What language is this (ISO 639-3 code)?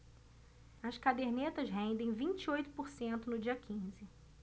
por